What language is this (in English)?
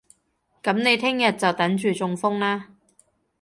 Cantonese